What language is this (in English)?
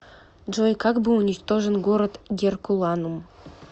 Russian